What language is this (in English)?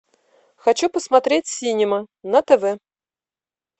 Russian